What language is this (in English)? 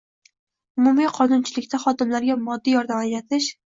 Uzbek